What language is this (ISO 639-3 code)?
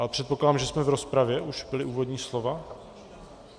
ces